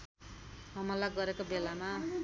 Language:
Nepali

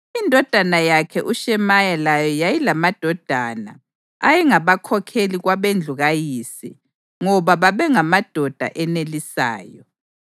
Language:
North Ndebele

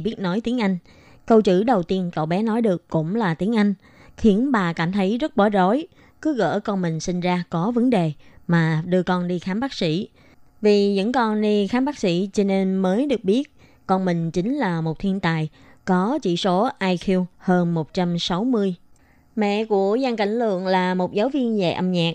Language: Vietnamese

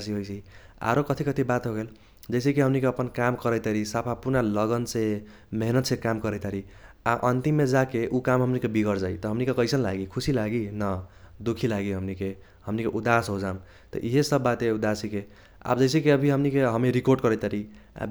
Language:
Kochila Tharu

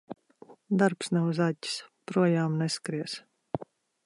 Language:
Latvian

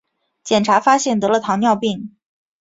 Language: Chinese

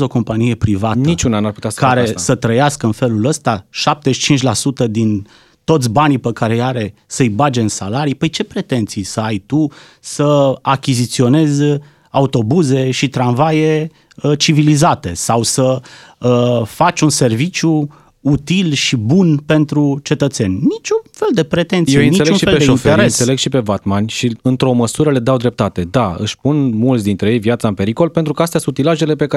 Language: Romanian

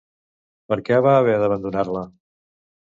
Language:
Catalan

